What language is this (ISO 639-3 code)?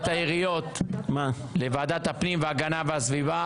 heb